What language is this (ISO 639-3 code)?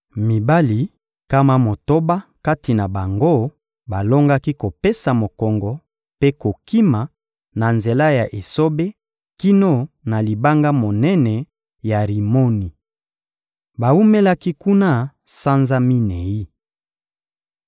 lin